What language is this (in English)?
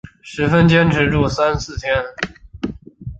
Chinese